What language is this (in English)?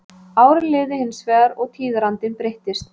Icelandic